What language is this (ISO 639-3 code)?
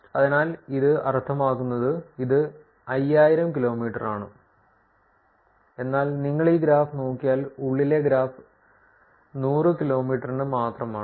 mal